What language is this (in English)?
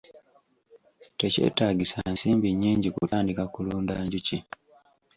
Ganda